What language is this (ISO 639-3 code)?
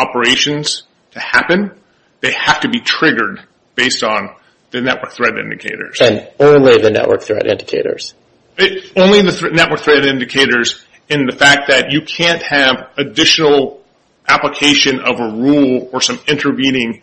eng